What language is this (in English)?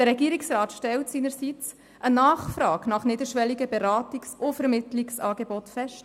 Swiss German